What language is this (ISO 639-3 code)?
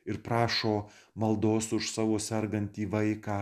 lit